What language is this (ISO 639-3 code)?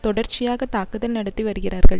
tam